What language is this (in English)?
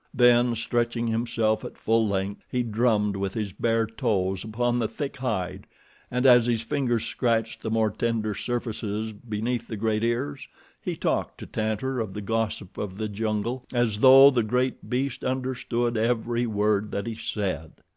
English